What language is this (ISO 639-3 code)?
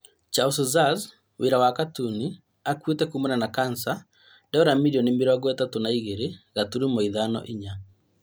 kik